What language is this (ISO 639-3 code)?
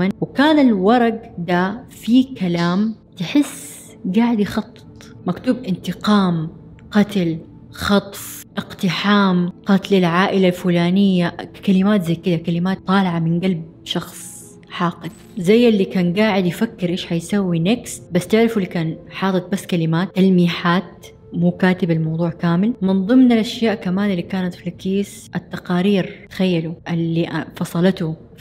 ara